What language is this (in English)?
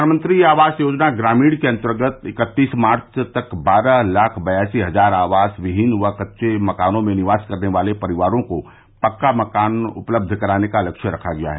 Hindi